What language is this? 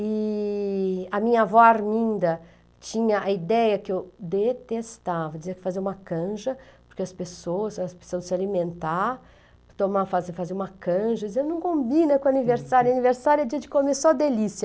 Portuguese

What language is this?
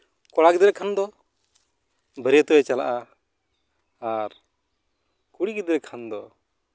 Santali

